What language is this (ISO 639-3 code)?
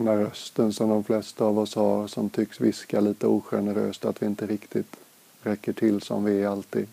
swe